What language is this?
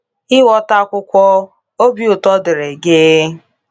Igbo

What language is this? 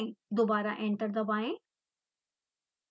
Hindi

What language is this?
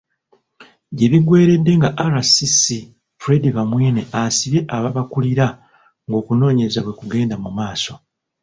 Ganda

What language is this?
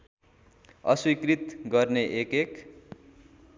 Nepali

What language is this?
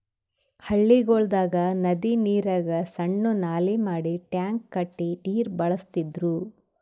Kannada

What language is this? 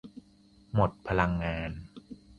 Thai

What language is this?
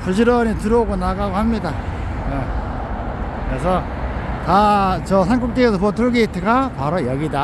Korean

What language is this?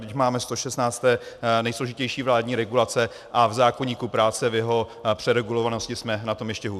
Czech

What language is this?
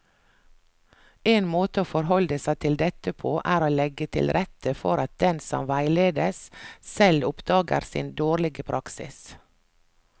Norwegian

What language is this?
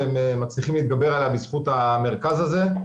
Hebrew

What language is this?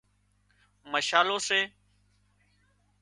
Wadiyara Koli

